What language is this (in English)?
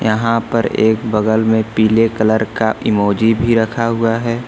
Hindi